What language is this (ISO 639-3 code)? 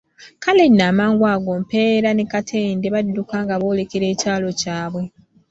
lug